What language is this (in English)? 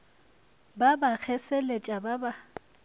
Northern Sotho